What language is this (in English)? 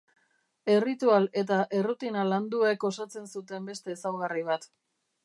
Basque